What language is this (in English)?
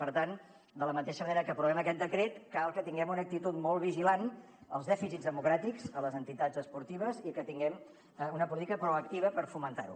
Catalan